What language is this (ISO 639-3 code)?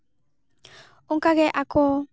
sat